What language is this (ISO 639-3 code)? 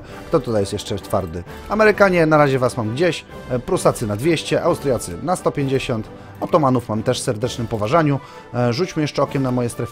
pol